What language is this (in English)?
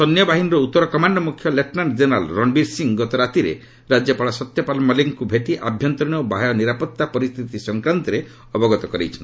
Odia